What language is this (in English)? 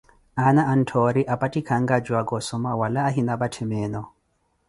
Koti